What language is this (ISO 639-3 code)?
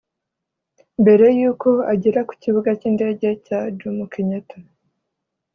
kin